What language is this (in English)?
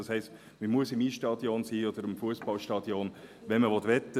Swiss German